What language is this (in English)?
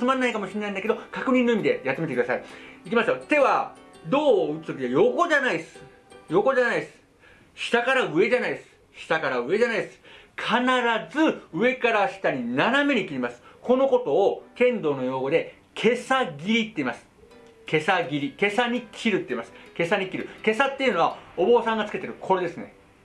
Japanese